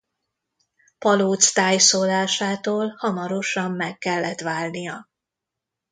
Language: Hungarian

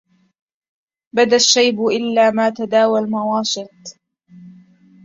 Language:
Arabic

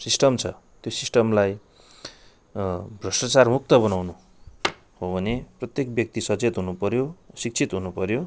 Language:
Nepali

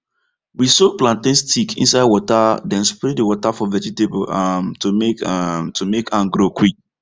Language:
Nigerian Pidgin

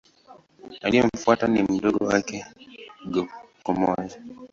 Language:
Swahili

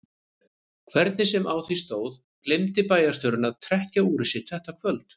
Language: Icelandic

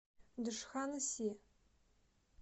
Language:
Russian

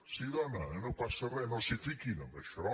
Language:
Catalan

